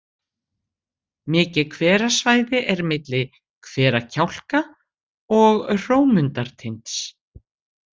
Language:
Icelandic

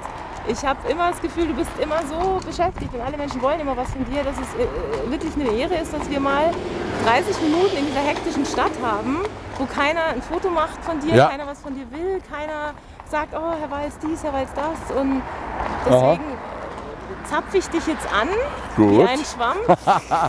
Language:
German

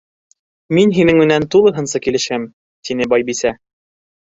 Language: Bashkir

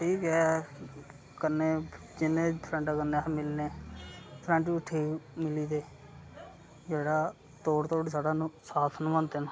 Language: Dogri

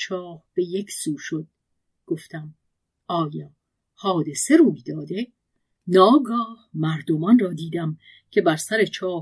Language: Persian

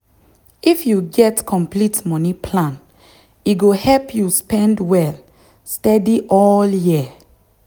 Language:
Nigerian Pidgin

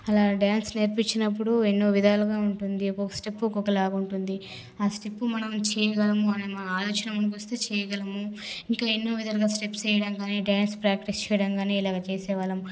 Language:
Telugu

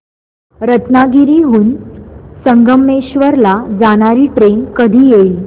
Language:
Marathi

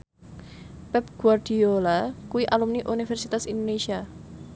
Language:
Javanese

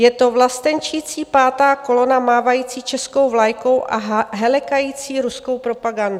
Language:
Czech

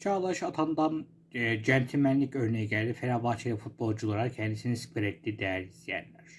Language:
Turkish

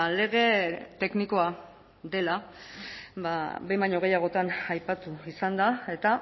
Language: Basque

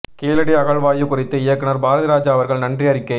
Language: Tamil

